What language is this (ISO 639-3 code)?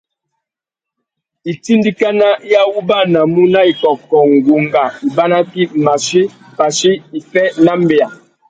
bag